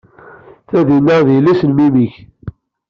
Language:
Kabyle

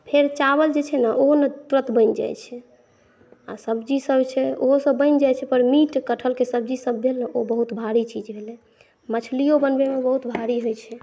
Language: Maithili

